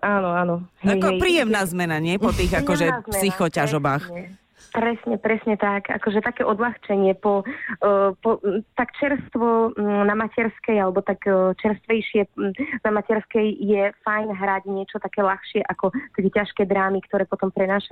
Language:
Slovak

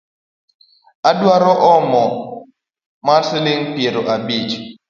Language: Luo (Kenya and Tanzania)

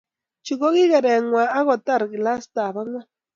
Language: Kalenjin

